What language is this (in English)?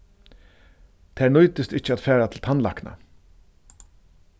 Faroese